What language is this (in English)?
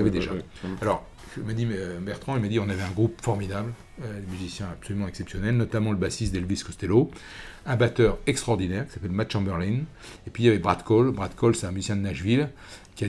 French